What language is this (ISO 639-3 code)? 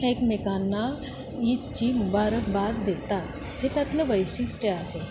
mar